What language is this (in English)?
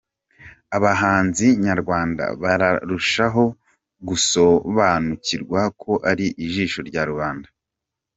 Kinyarwanda